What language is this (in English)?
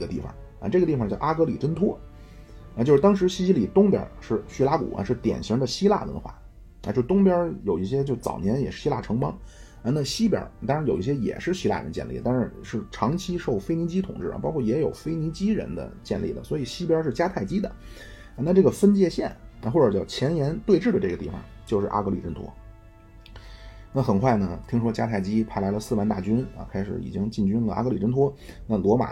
Chinese